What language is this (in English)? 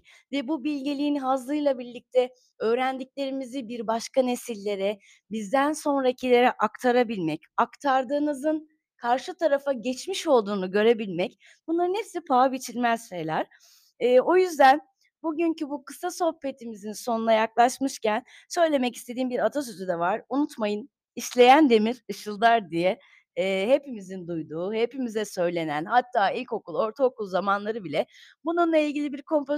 Turkish